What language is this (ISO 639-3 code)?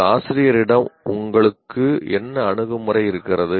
tam